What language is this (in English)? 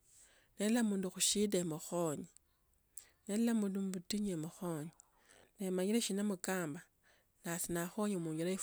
Tsotso